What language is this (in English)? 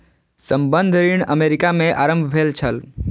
Maithili